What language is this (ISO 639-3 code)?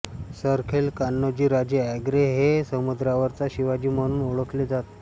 mar